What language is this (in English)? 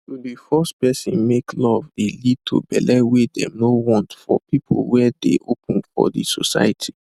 Nigerian Pidgin